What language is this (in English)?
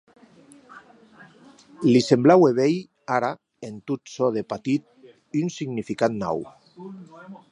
Occitan